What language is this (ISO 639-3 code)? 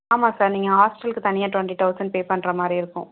tam